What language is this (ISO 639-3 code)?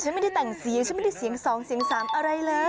tha